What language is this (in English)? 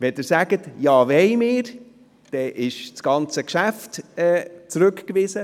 Swiss German